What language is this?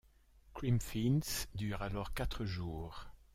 French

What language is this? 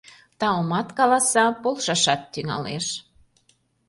Mari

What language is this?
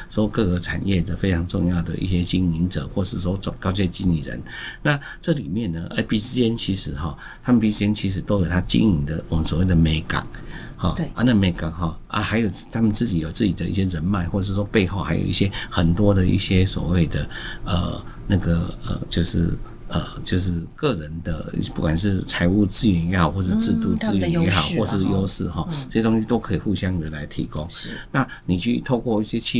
Chinese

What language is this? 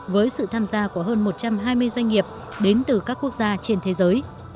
Vietnamese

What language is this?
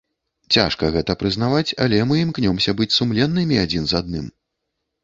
Belarusian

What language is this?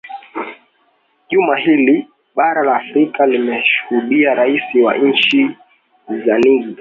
Swahili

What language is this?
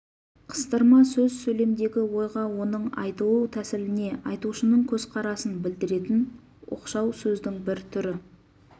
Kazakh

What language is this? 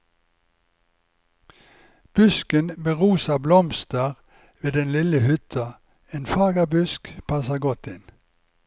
Norwegian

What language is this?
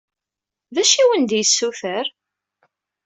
Kabyle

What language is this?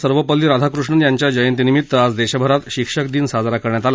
Marathi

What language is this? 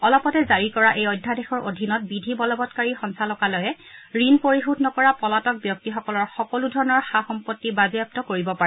Assamese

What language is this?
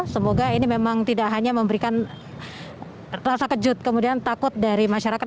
Indonesian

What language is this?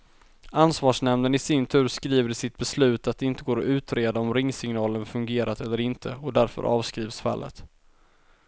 Swedish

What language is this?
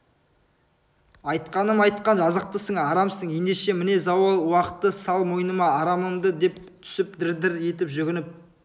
Kazakh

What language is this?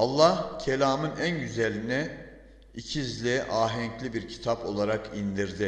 Turkish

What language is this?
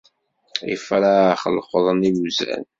Kabyle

